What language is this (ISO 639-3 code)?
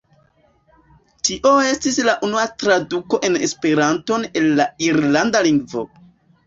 epo